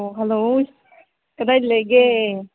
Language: Manipuri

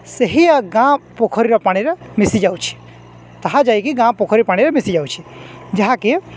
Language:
Odia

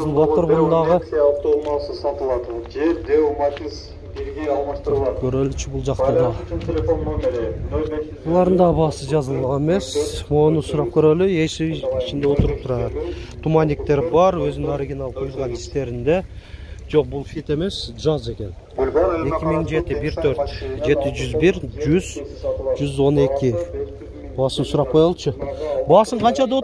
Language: Turkish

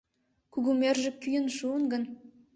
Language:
Mari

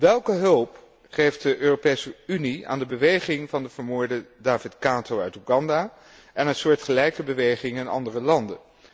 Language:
Dutch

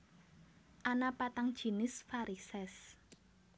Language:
Javanese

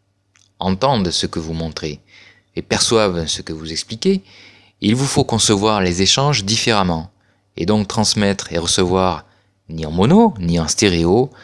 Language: French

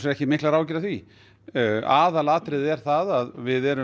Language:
Icelandic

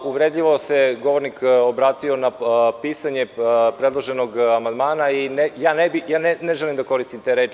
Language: Serbian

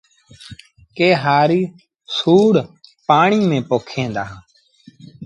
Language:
Sindhi Bhil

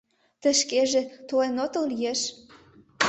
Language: Mari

